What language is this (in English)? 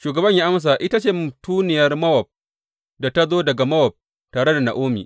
Hausa